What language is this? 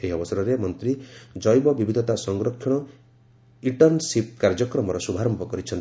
Odia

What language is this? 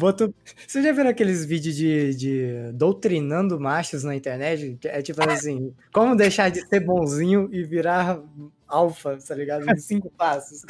Portuguese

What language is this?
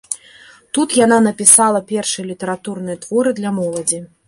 Belarusian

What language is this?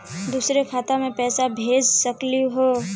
Magahi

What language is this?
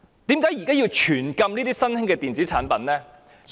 Cantonese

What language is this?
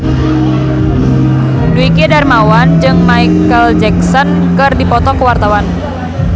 Sundanese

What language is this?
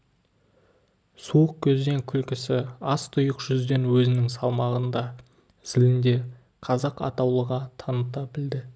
Kazakh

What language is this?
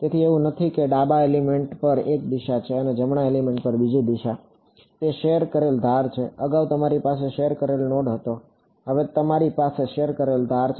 Gujarati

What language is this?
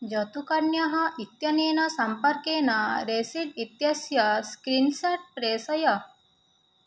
Sanskrit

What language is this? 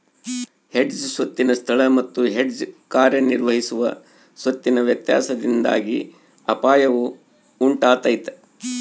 Kannada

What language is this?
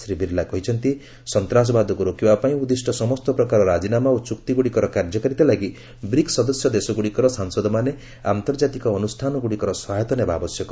Odia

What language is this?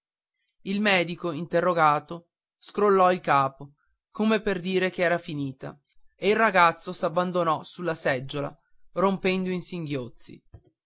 Italian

